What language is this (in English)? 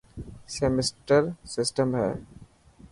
Dhatki